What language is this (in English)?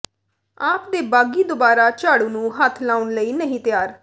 Punjabi